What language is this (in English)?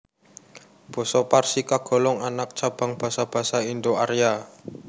Javanese